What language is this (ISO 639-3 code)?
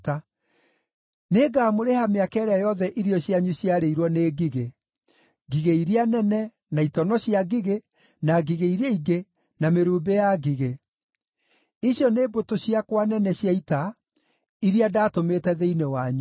kik